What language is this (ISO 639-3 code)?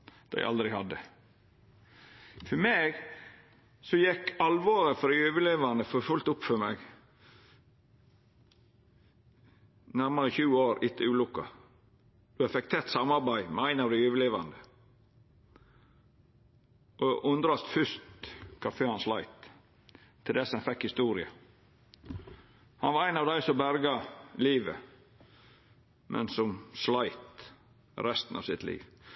nno